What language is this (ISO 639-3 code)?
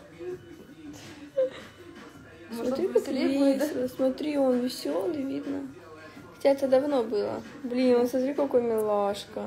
rus